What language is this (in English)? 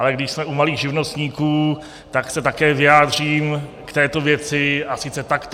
Czech